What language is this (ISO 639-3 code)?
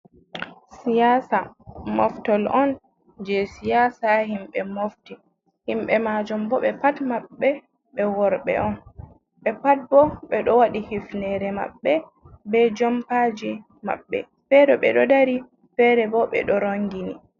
ful